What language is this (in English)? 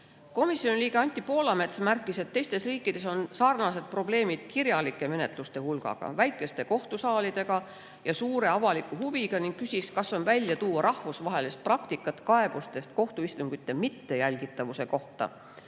Estonian